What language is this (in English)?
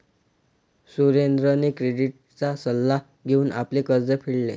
Marathi